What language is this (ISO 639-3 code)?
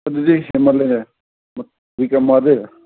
mni